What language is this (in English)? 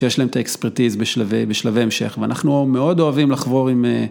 Hebrew